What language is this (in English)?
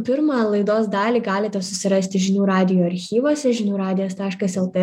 Lithuanian